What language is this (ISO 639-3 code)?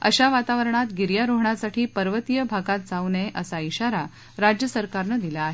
mar